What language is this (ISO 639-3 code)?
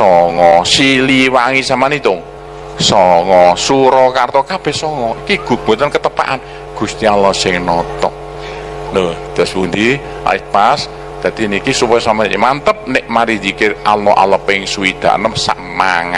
ind